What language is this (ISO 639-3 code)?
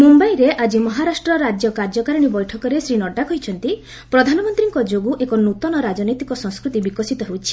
ori